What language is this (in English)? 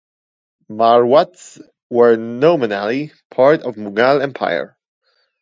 English